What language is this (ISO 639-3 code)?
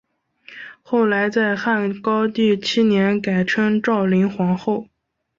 zho